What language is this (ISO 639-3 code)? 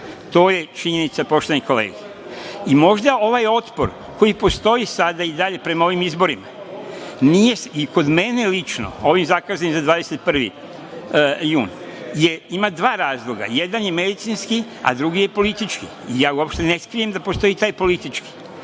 srp